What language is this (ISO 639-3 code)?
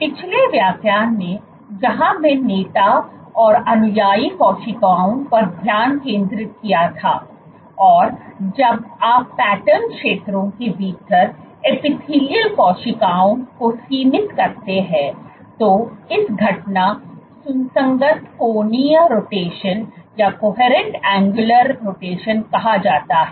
hin